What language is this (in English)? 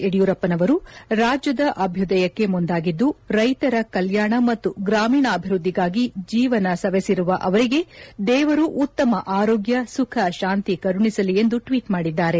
Kannada